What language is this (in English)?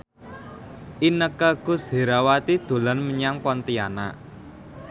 Javanese